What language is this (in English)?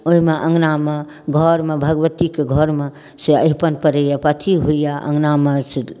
Maithili